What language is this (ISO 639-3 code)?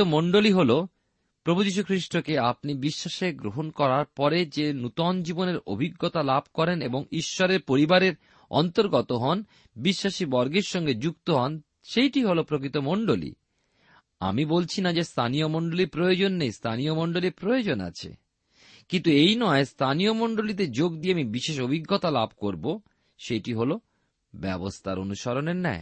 ben